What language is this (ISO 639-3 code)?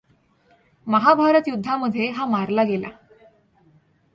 mar